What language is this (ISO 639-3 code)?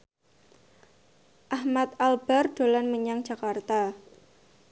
jav